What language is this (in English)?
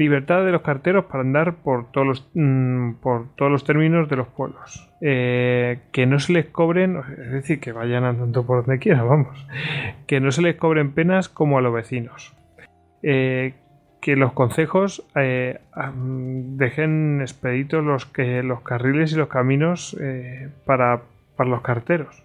Spanish